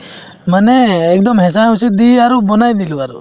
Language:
Assamese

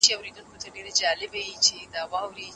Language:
Pashto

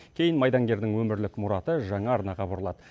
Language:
Kazakh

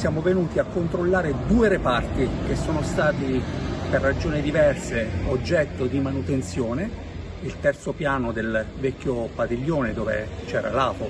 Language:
Italian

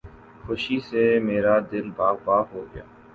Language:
Urdu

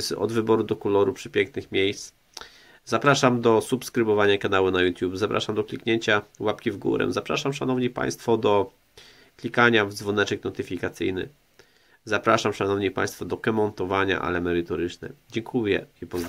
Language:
Polish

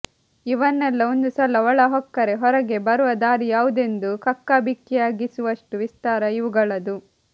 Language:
Kannada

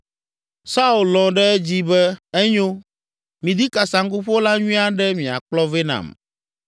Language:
Ewe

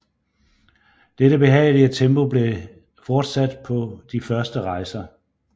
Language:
Danish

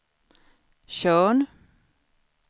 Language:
Swedish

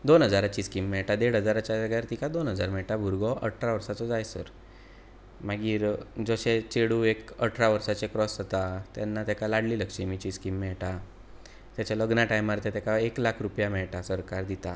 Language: Konkani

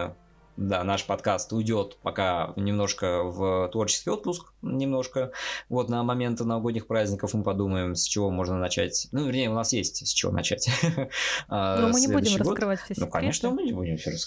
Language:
Russian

